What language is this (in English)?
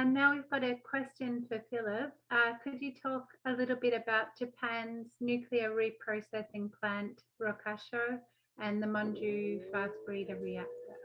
English